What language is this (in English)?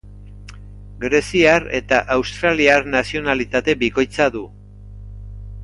Basque